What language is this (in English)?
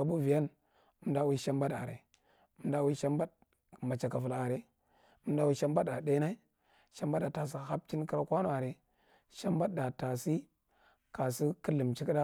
Marghi Central